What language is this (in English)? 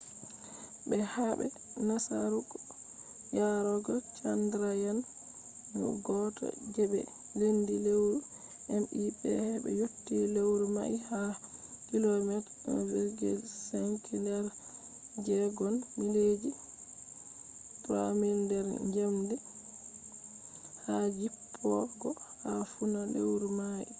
Fula